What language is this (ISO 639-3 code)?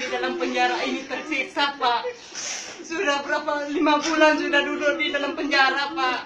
ind